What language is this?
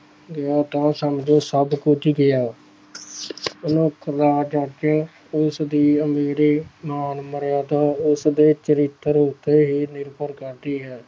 Punjabi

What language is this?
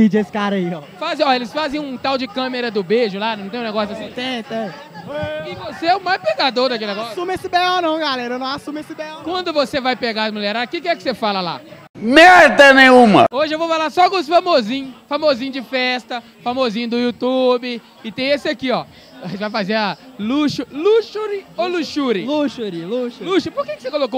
Portuguese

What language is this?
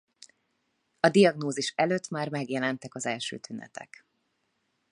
Hungarian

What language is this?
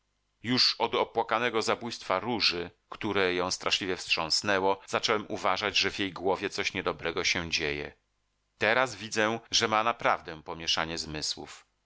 Polish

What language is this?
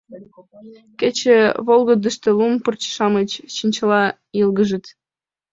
Mari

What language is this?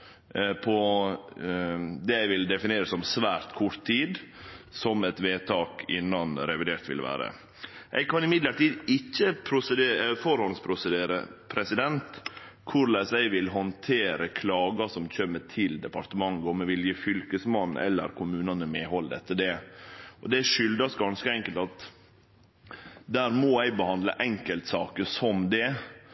Norwegian Nynorsk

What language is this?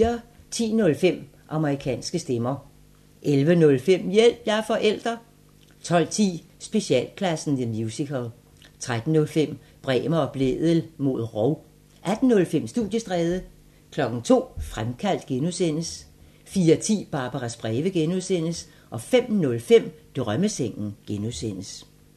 Danish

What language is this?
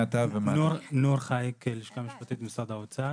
Hebrew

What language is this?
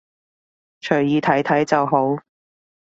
Cantonese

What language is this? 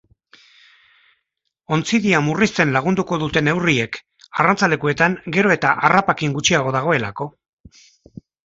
Basque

